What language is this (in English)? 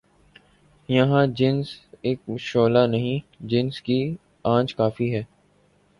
Urdu